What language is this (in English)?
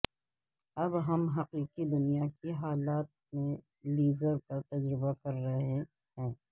Urdu